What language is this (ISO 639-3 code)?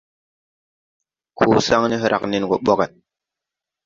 tui